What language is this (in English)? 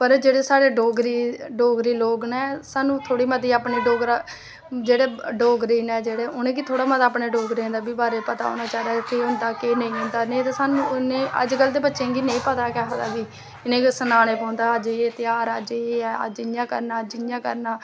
Dogri